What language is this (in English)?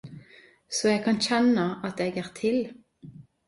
Norwegian Nynorsk